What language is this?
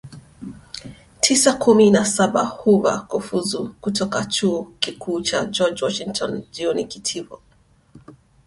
Swahili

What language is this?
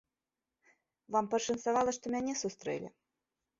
Belarusian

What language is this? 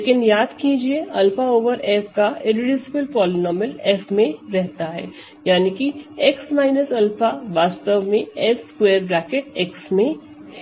Hindi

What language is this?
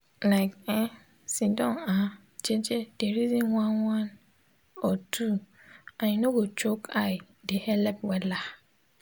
Nigerian Pidgin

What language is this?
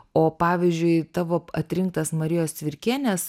Lithuanian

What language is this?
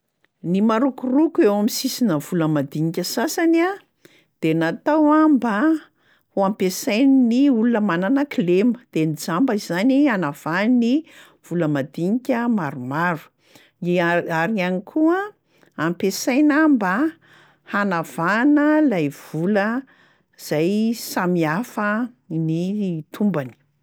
Malagasy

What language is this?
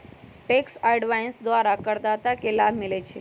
Magahi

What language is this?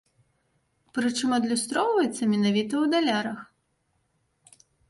Belarusian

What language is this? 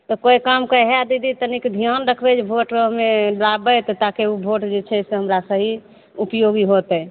Maithili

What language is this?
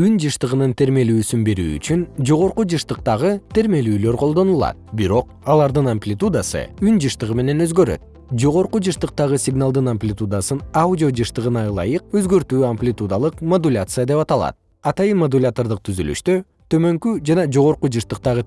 Kyrgyz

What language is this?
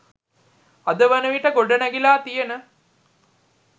Sinhala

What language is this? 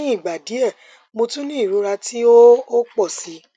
Yoruba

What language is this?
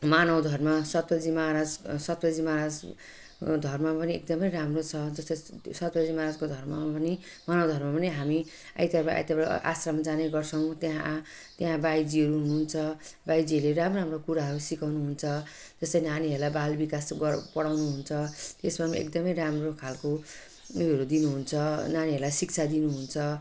Nepali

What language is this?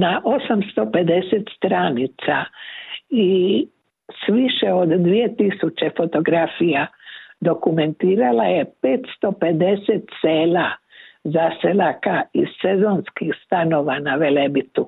Croatian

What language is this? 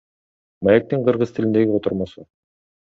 Kyrgyz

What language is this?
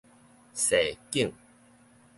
Min Nan Chinese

